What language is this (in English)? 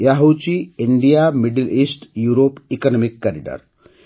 Odia